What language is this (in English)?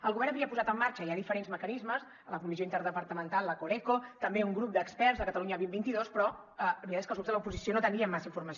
Catalan